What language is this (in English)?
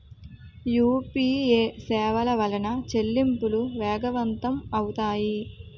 Telugu